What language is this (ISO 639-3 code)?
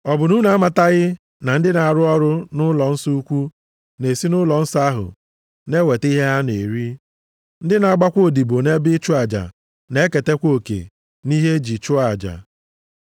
ibo